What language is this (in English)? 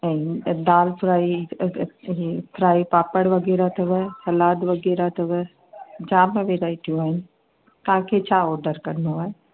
Sindhi